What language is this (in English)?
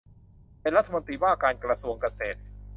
Thai